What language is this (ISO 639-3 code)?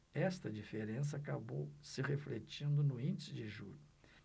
por